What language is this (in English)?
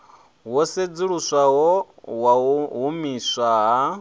Venda